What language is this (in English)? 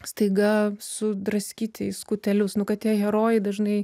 Lithuanian